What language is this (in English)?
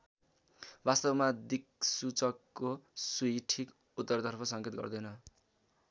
Nepali